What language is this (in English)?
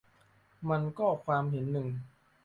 Thai